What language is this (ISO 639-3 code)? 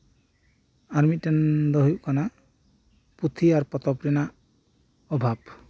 sat